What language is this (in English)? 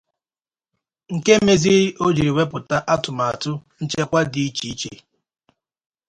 Igbo